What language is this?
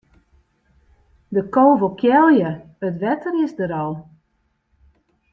Western Frisian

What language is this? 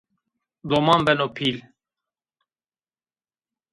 Zaza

